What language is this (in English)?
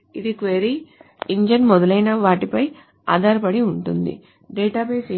Telugu